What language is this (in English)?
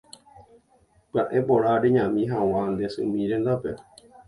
Guarani